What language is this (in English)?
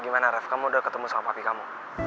Indonesian